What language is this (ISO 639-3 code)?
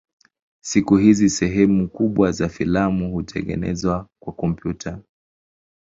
swa